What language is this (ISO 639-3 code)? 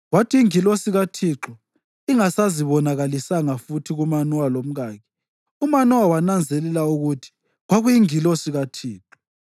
nde